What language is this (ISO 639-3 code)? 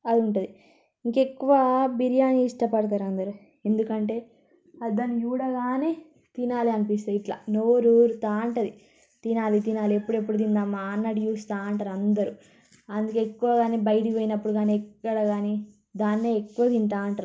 tel